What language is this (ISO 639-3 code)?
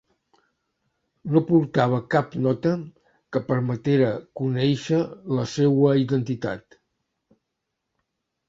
cat